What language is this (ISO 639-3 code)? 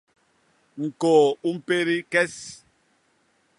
bas